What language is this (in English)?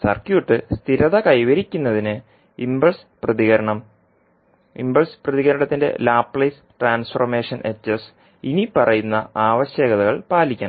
Malayalam